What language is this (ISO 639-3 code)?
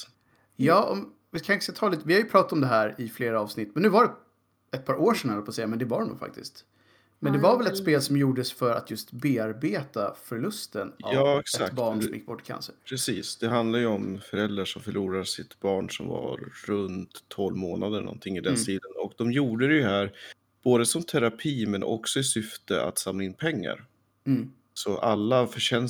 swe